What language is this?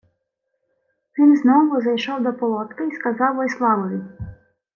Ukrainian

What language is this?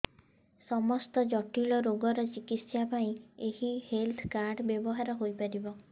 Odia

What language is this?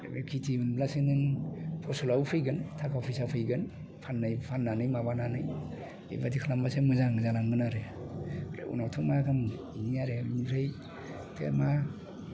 Bodo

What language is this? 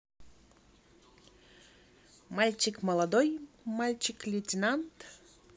Russian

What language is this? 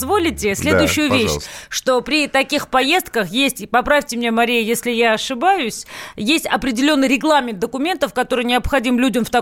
Russian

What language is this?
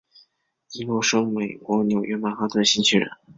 Chinese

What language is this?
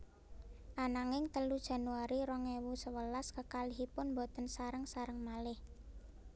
Javanese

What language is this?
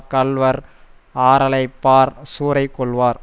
Tamil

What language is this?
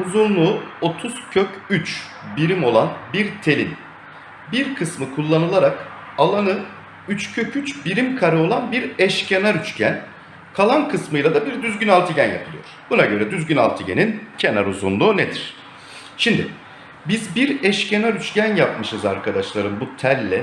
Turkish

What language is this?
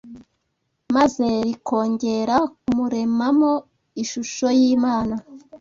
Kinyarwanda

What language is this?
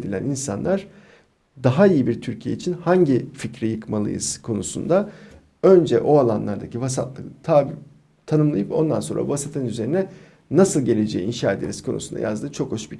Turkish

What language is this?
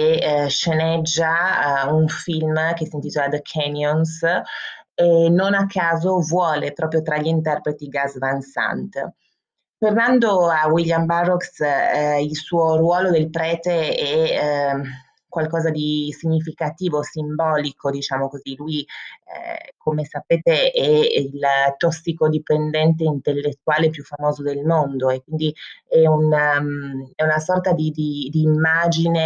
Italian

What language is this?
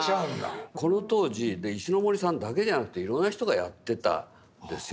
Japanese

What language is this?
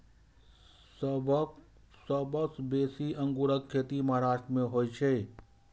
Maithili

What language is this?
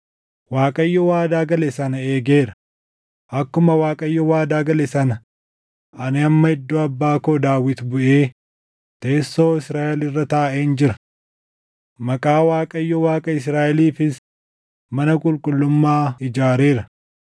Oromo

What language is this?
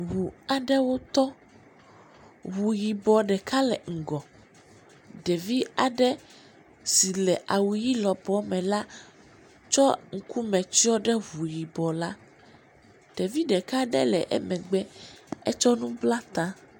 Ewe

